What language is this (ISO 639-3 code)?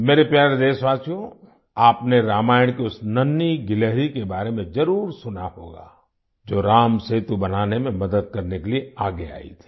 hin